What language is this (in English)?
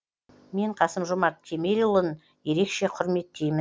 Kazakh